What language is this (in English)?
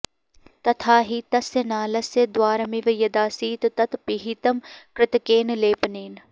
Sanskrit